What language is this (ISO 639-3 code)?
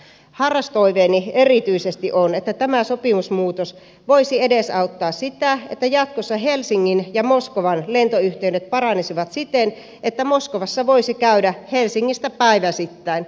fin